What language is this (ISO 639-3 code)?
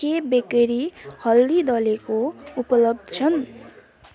nep